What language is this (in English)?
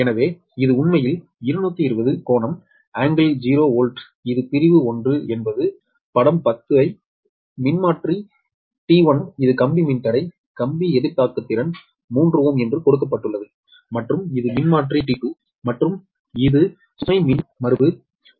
Tamil